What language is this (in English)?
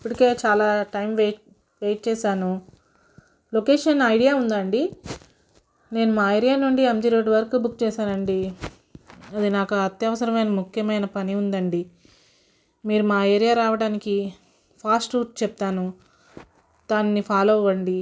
Telugu